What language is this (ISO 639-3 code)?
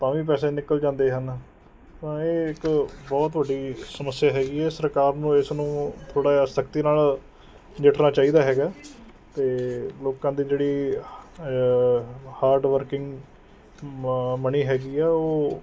pan